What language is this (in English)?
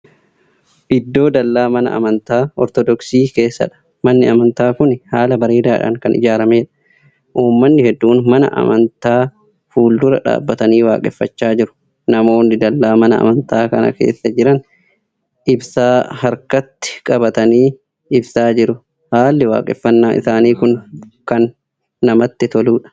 Oromo